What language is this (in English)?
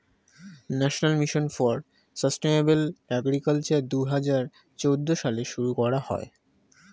Bangla